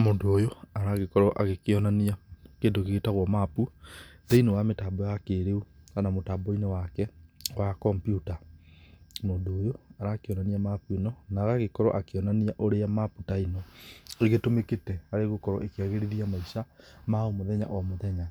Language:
Kikuyu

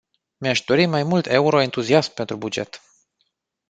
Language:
Romanian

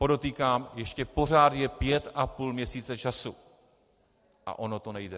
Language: Czech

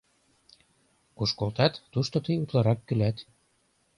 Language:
Mari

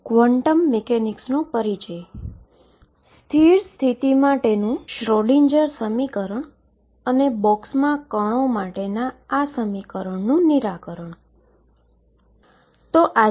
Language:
Gujarati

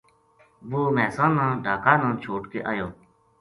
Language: Gujari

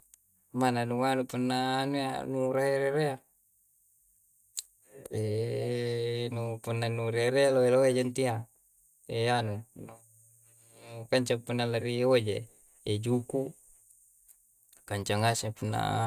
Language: Coastal Konjo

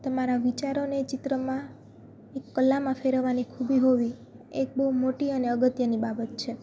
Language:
Gujarati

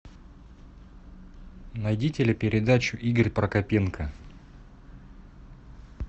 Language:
Russian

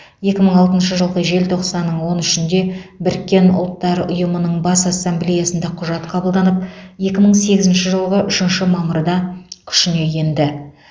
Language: Kazakh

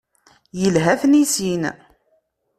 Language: Kabyle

